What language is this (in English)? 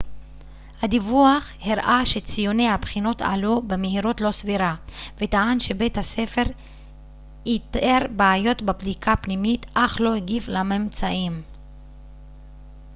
Hebrew